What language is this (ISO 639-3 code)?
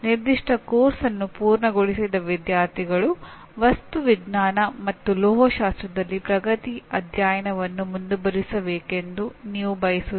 kan